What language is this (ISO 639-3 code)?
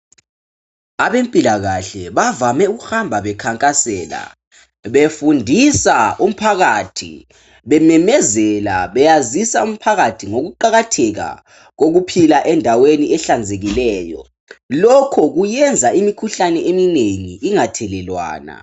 nde